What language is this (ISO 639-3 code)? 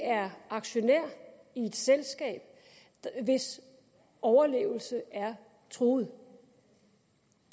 dan